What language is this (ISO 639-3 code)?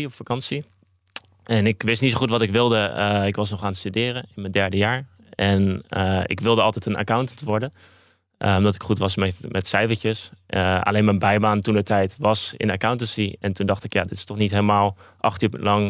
nld